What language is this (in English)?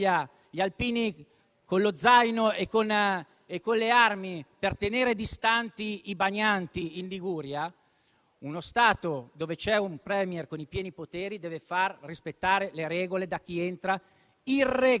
Italian